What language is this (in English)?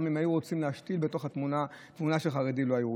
Hebrew